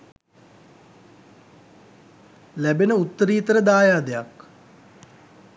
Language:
Sinhala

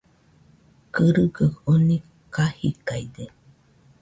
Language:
Nüpode Huitoto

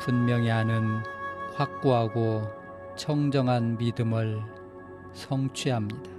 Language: Korean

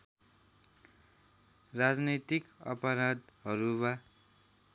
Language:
Nepali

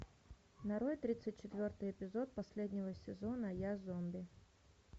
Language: Russian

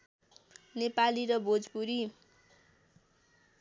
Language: Nepali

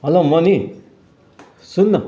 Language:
Nepali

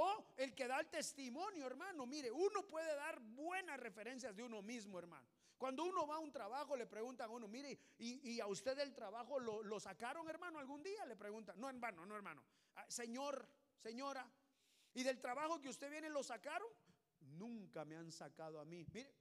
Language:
Spanish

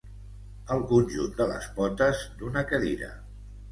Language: Catalan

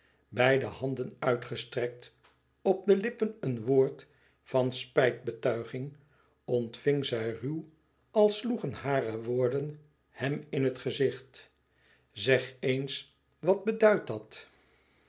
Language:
Dutch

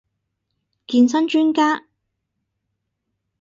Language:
Cantonese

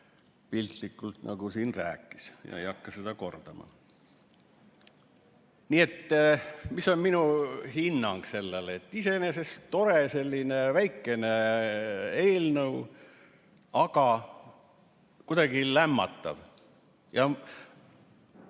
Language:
Estonian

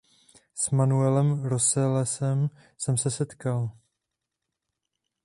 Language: Czech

